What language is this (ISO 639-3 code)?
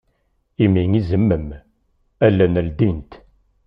kab